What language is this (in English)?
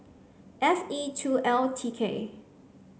English